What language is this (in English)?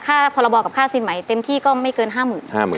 Thai